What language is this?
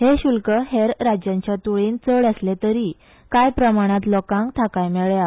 Konkani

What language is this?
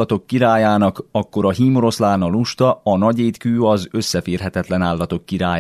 Hungarian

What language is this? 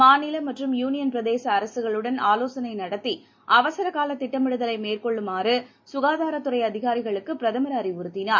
Tamil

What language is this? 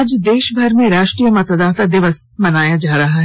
Hindi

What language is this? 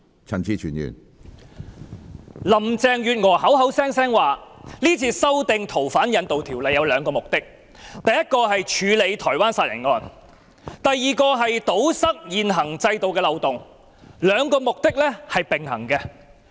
Cantonese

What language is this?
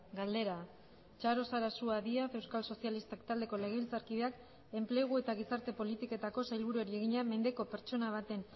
Basque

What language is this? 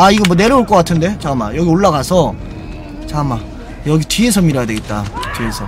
Korean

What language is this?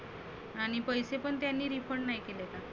Marathi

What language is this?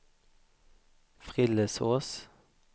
Swedish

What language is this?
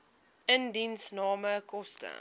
Afrikaans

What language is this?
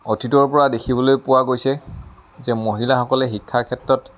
Assamese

